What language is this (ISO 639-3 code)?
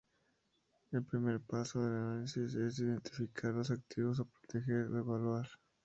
spa